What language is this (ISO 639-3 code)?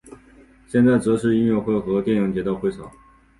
zho